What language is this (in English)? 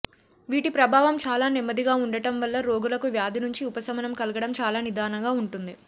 Telugu